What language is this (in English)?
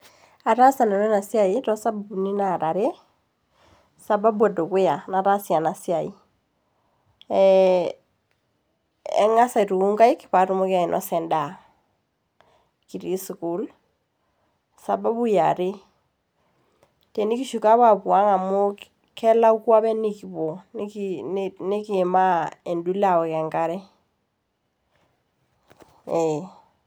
Masai